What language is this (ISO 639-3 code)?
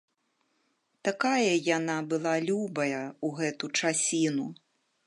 bel